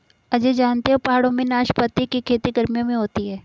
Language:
Hindi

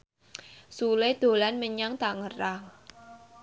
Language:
Javanese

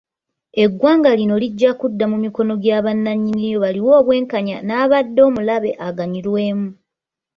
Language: Ganda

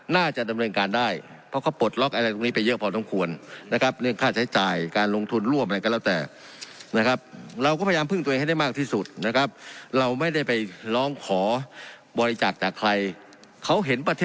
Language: Thai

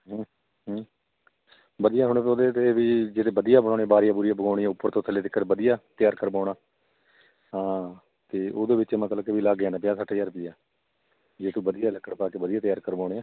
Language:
Punjabi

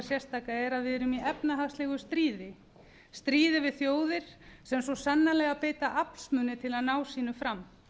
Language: Icelandic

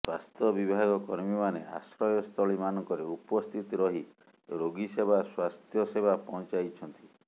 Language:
Odia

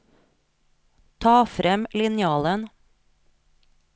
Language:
Norwegian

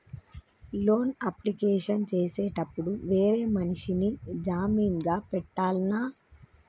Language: Telugu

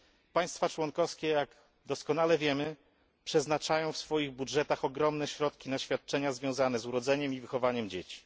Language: Polish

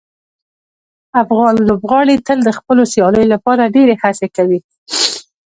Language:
Pashto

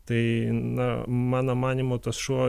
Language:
Lithuanian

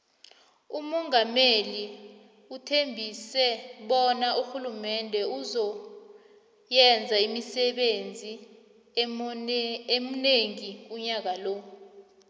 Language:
South Ndebele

